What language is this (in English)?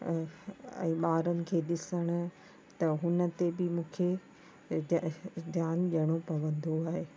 Sindhi